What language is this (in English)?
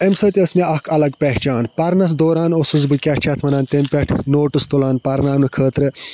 Kashmiri